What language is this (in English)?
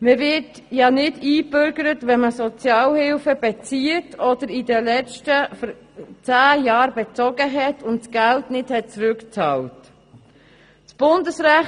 Swiss German